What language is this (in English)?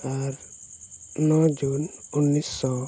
Santali